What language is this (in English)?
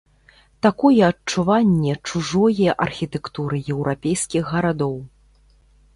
Belarusian